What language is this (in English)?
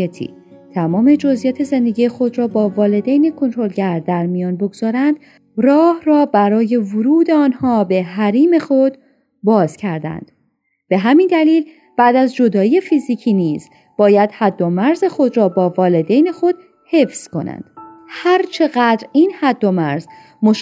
Persian